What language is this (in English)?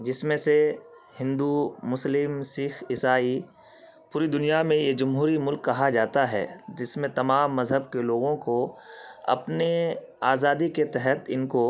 Urdu